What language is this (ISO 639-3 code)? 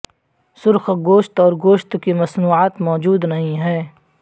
urd